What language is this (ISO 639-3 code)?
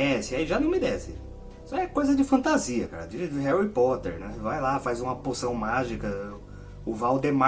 por